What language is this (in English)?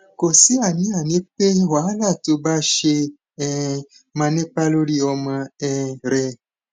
Yoruba